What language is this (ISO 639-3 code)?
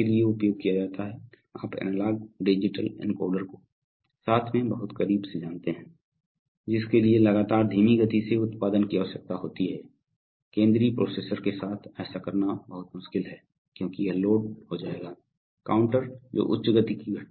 hin